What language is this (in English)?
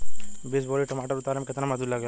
Bhojpuri